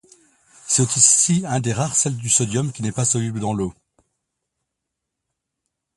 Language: French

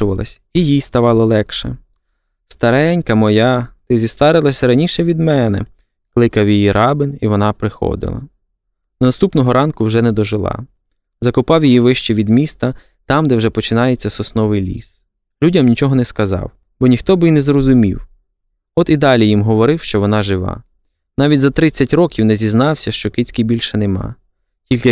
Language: Ukrainian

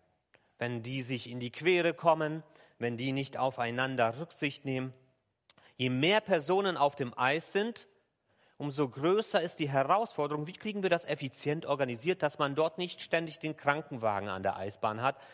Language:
German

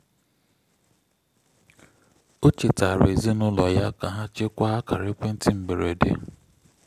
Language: Igbo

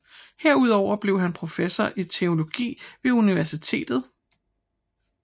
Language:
Danish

